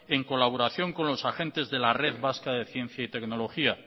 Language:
Spanish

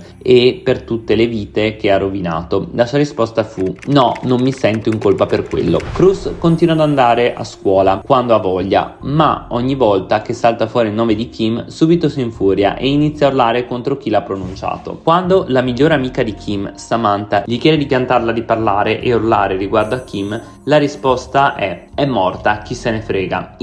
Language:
Italian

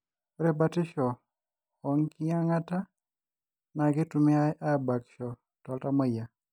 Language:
Masai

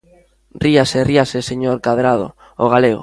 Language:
Galician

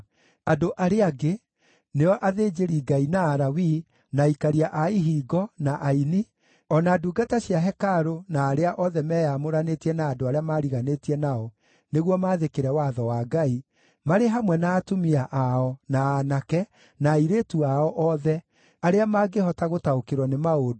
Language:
Kikuyu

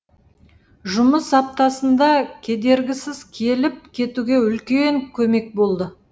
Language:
Kazakh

